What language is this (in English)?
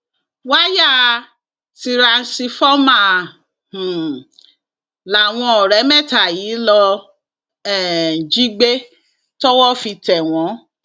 Yoruba